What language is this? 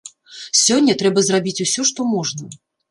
Belarusian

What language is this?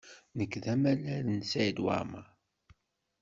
Kabyle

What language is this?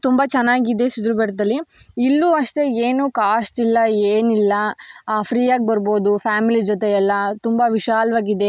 Kannada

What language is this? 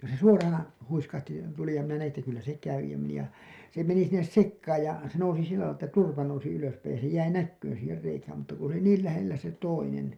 Finnish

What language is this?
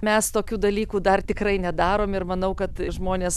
Lithuanian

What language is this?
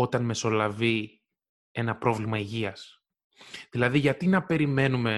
Greek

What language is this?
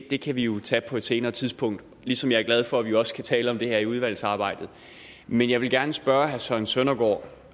Danish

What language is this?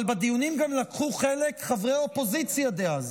Hebrew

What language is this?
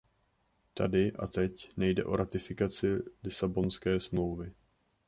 Czech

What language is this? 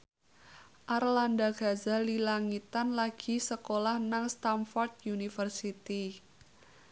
Javanese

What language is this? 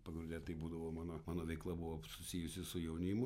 Lithuanian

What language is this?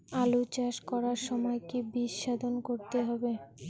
Bangla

